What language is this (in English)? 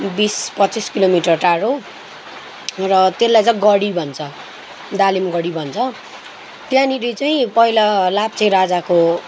Nepali